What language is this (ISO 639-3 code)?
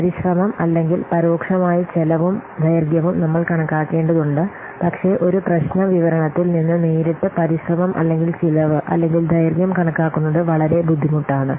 mal